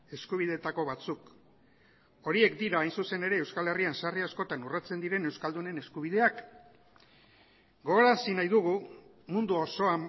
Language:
Basque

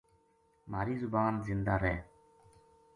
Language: Gujari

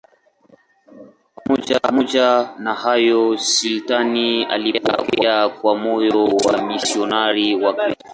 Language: Swahili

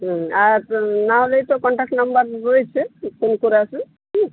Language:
Bangla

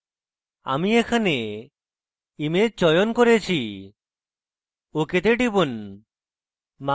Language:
Bangla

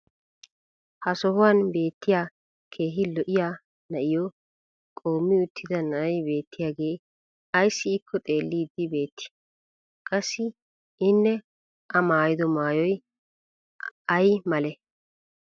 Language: Wolaytta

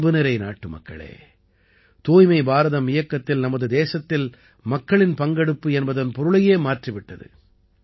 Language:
Tamil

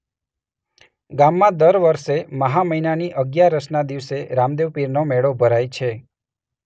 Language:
Gujarati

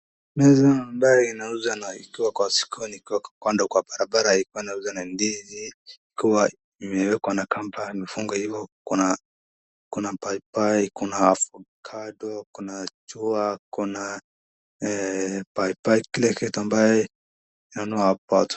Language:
Swahili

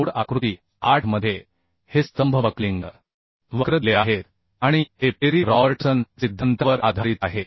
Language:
Marathi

